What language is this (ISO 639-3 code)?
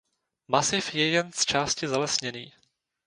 ces